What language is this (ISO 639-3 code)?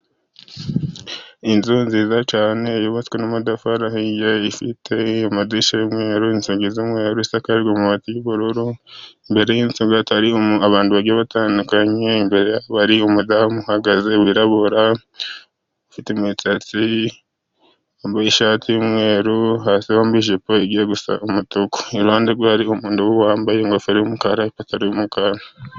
kin